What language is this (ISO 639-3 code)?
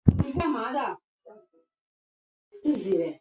zho